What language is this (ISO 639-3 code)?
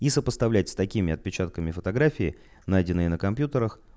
rus